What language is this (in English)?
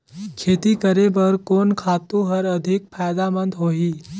Chhattisgarhi